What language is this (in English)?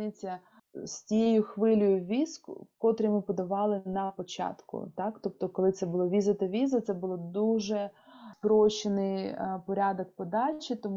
Ukrainian